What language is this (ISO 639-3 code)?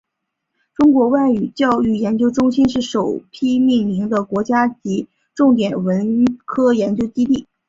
zho